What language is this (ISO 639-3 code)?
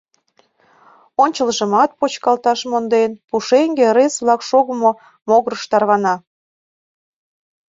chm